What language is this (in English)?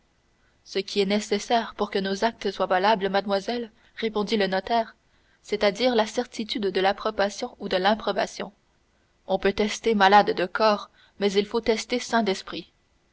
French